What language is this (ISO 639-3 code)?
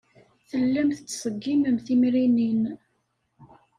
kab